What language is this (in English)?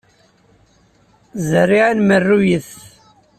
Kabyle